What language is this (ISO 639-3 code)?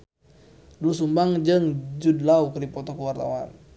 sun